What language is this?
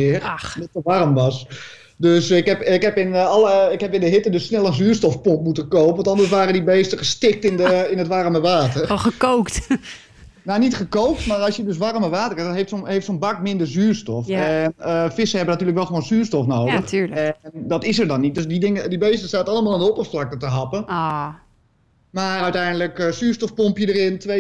Dutch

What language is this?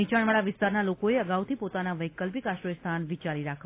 Gujarati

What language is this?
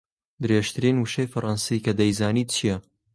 Central Kurdish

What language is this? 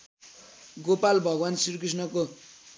Nepali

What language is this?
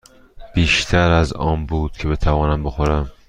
Persian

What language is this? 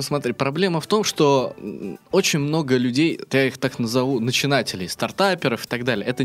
Russian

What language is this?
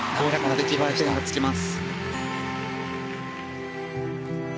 Japanese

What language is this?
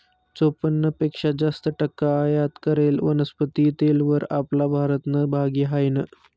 Marathi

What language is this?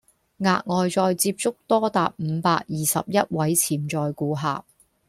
Cantonese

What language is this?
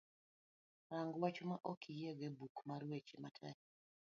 Luo (Kenya and Tanzania)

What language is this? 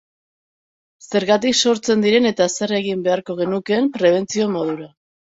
Basque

